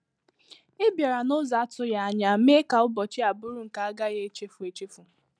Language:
Igbo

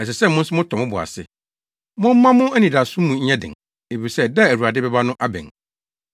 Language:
Akan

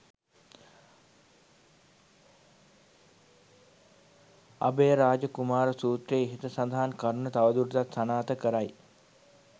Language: Sinhala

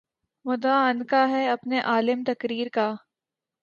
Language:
Urdu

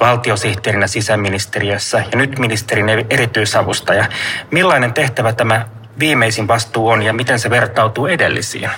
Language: Finnish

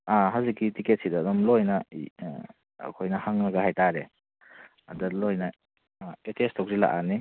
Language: Manipuri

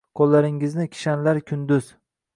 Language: Uzbek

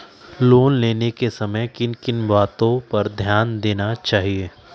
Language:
Magahi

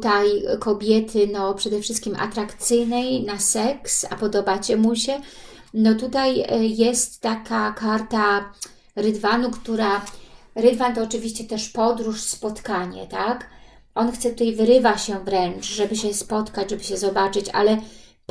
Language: Polish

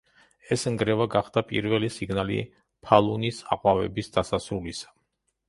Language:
Georgian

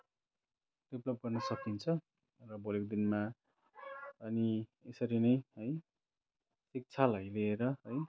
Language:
Nepali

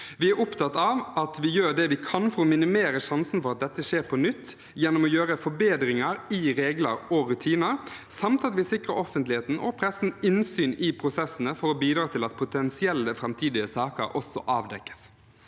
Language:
Norwegian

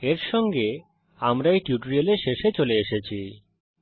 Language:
Bangla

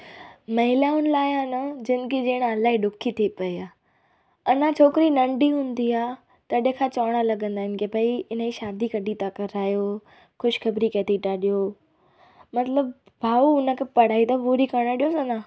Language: Sindhi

